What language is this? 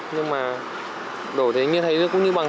Vietnamese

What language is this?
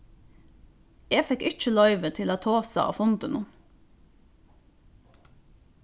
Faroese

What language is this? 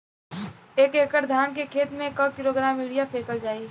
Bhojpuri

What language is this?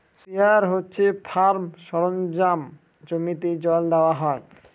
Bangla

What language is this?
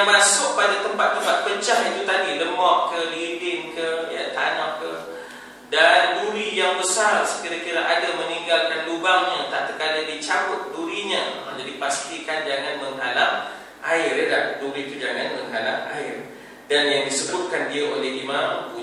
Malay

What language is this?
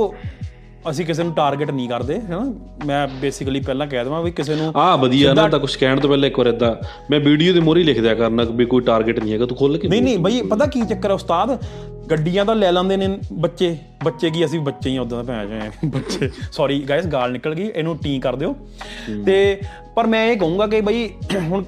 Punjabi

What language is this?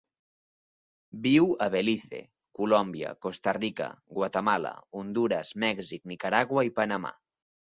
Catalan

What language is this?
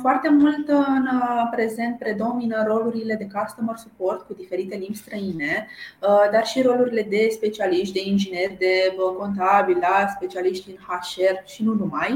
Romanian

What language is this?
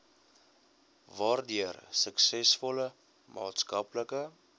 Afrikaans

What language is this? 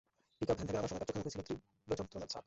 Bangla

